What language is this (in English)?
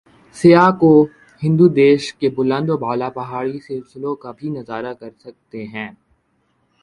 Urdu